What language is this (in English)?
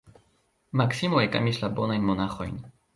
Esperanto